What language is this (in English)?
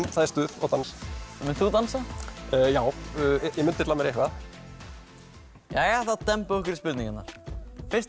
Icelandic